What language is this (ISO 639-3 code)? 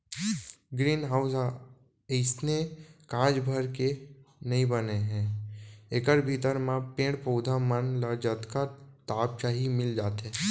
hne